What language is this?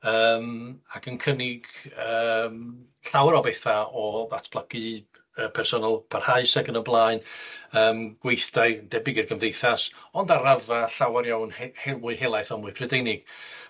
Welsh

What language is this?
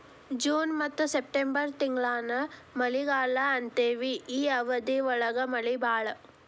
Kannada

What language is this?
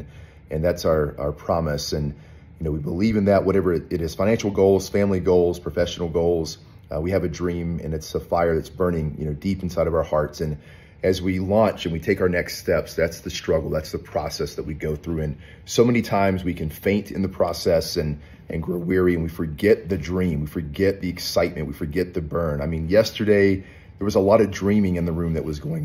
English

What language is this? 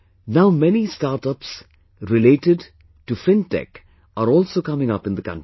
English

